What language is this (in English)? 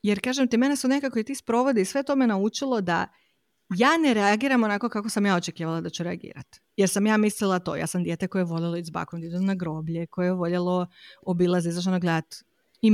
Croatian